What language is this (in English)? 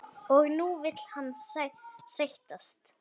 Icelandic